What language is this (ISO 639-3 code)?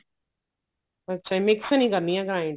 pan